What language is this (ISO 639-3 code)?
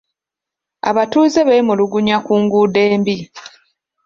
lug